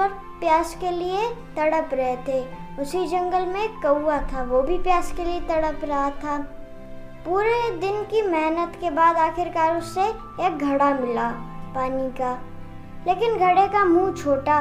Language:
Hindi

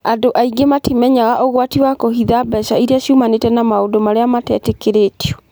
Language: Kikuyu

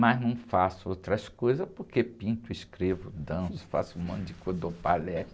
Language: Portuguese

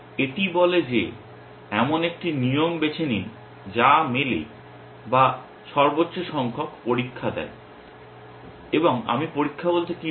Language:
Bangla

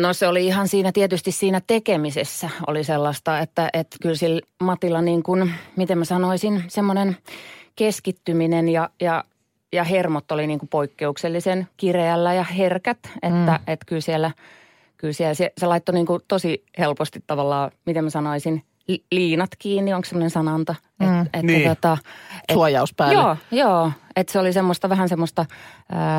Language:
Finnish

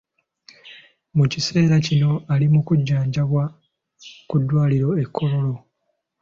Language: Ganda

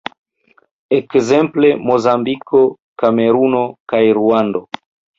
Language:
Esperanto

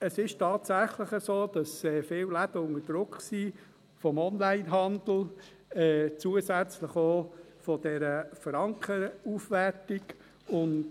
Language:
Swiss German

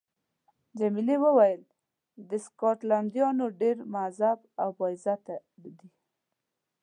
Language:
Pashto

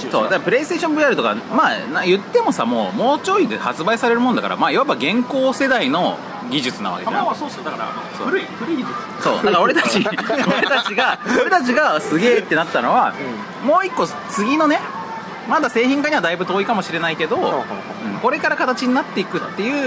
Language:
Japanese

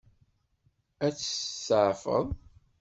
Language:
Kabyle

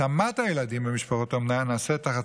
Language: Hebrew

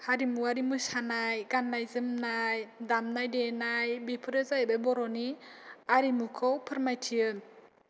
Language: Bodo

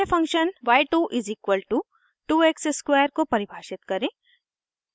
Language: Hindi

